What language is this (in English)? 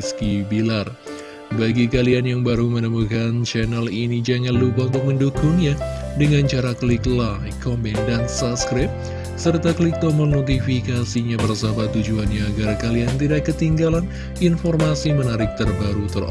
Indonesian